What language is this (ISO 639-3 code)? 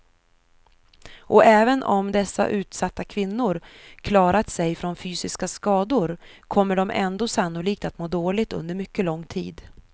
swe